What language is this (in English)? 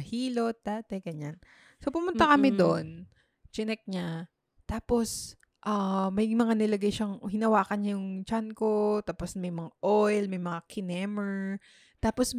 Filipino